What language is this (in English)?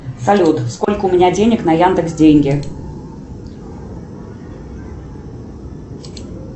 Russian